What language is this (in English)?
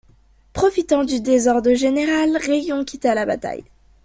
French